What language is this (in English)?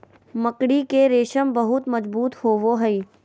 Magahi